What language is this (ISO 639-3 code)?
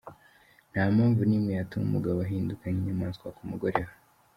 kin